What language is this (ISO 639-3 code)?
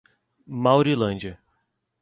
por